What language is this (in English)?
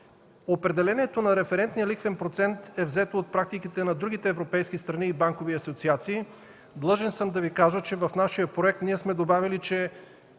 Bulgarian